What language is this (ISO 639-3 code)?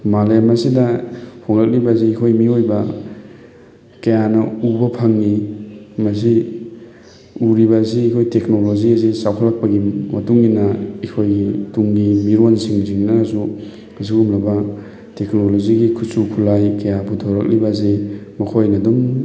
mni